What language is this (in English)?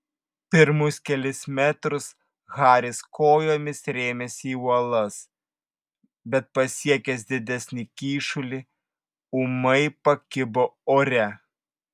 Lithuanian